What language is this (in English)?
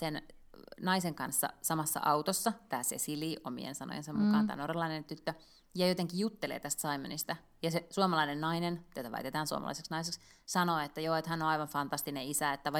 Finnish